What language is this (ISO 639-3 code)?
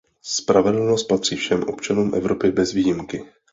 ces